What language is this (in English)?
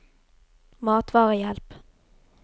Norwegian